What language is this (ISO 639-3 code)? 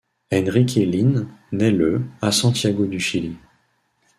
fra